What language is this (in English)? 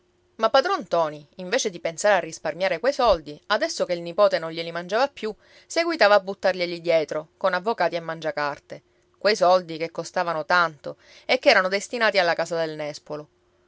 Italian